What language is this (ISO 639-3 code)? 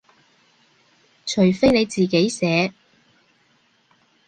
yue